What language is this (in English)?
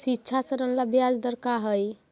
Magahi